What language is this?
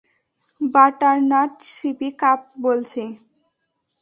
Bangla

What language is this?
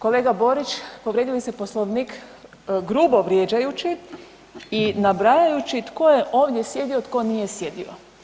Croatian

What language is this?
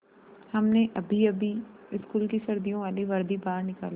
Hindi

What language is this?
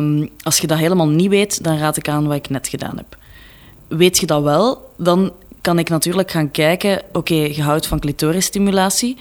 Dutch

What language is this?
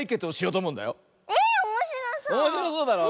Japanese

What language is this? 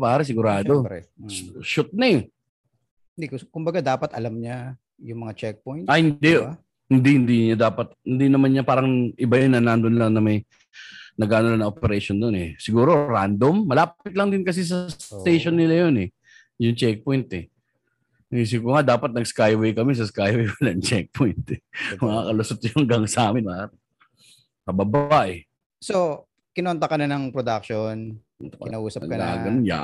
Filipino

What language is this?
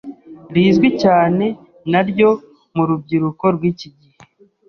Kinyarwanda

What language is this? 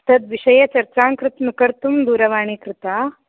Sanskrit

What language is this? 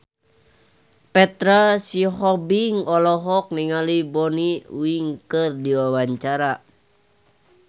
Sundanese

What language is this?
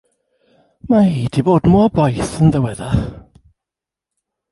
Welsh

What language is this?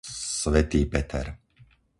Slovak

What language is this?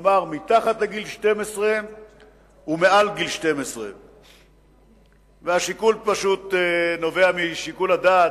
Hebrew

